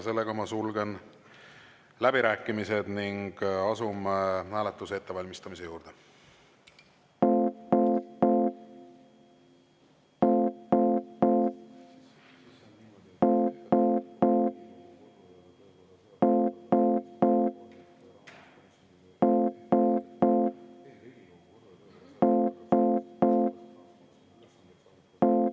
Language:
Estonian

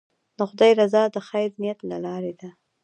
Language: Pashto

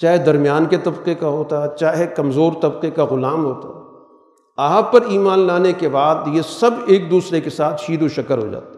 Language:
Urdu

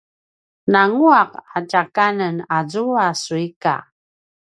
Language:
Paiwan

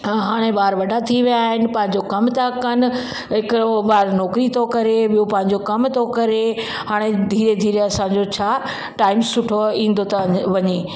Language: Sindhi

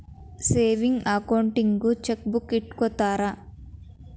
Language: Kannada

